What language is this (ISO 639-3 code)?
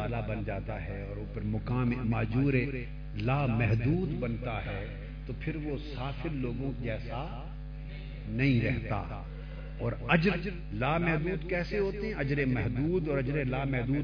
urd